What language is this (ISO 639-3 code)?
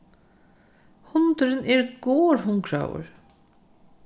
fao